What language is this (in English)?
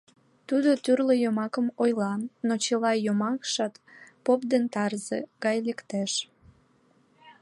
Mari